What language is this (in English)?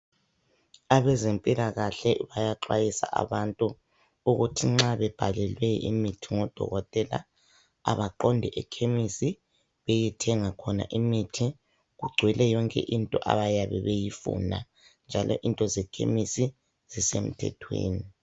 North Ndebele